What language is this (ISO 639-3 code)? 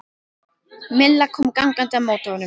isl